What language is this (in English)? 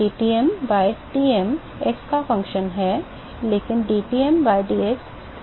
Hindi